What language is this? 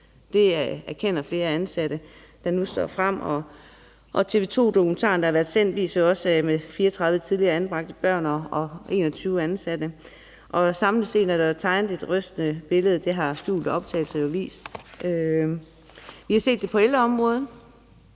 Danish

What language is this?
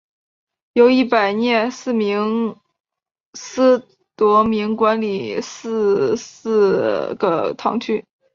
Chinese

